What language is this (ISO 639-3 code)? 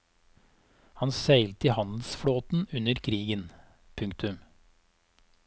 nor